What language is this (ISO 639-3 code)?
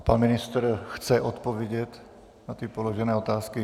ces